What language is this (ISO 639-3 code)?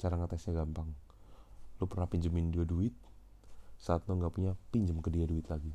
ind